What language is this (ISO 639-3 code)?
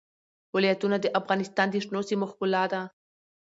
pus